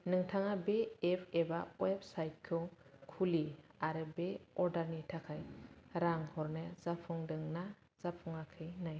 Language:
Bodo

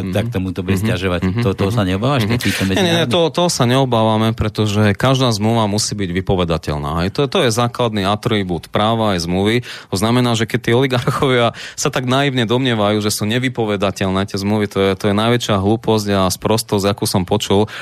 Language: Slovak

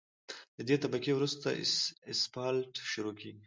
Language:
Pashto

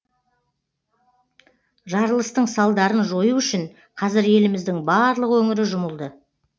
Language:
Kazakh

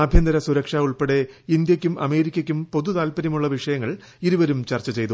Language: Malayalam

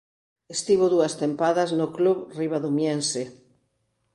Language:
Galician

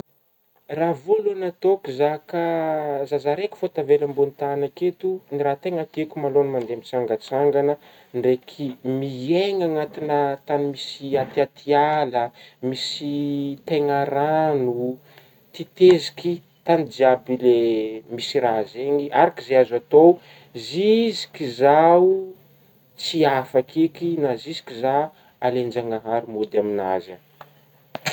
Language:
Northern Betsimisaraka Malagasy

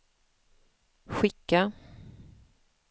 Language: Swedish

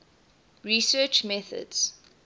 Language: English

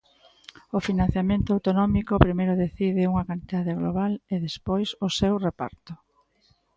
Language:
Galician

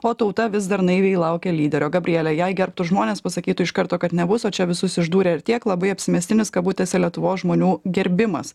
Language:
Lithuanian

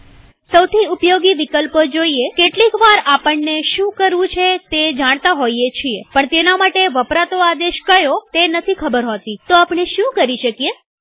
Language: Gujarati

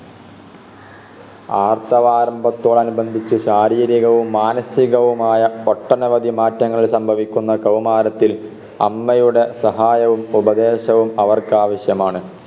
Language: Malayalam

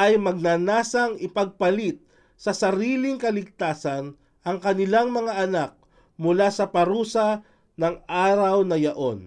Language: Filipino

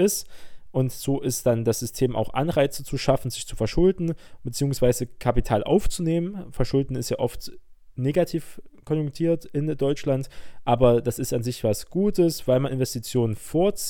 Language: German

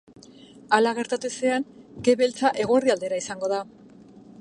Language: Basque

